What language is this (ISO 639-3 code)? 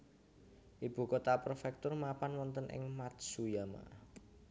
jav